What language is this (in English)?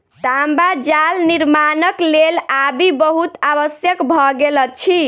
Maithili